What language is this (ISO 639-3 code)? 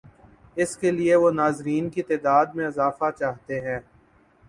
urd